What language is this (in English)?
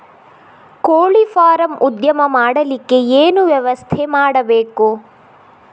Kannada